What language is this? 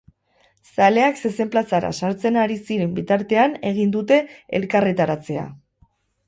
Basque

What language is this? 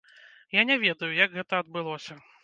Belarusian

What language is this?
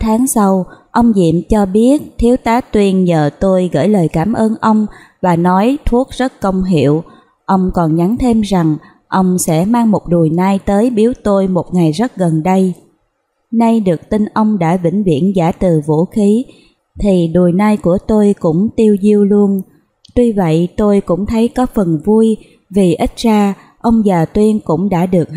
Vietnamese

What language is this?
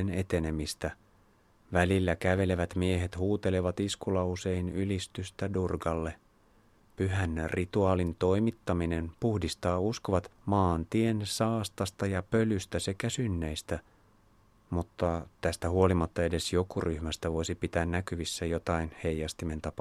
Finnish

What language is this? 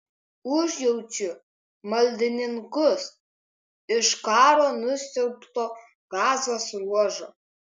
Lithuanian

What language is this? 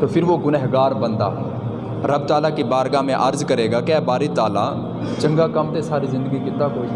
Urdu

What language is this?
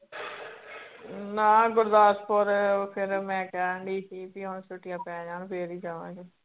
Punjabi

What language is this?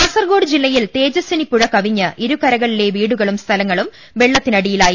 Malayalam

